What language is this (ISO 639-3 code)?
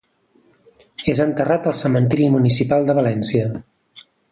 cat